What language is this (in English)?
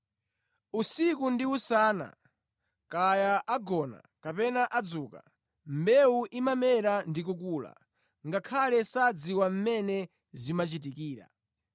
Nyanja